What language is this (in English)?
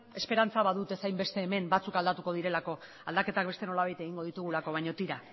Basque